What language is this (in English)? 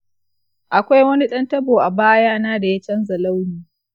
Hausa